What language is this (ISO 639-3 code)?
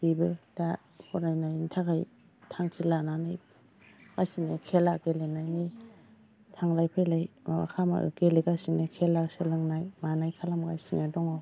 brx